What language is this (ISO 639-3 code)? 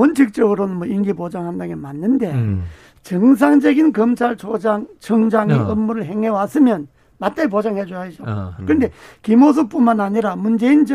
kor